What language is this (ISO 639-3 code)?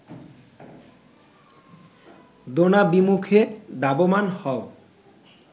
ben